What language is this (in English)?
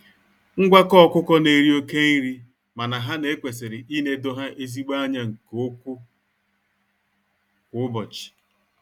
Igbo